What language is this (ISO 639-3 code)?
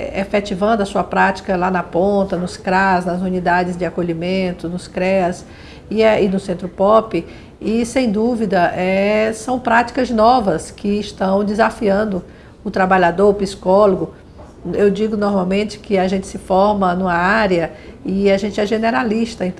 por